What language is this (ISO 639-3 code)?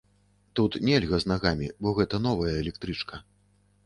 bel